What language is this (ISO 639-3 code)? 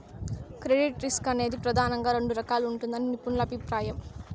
tel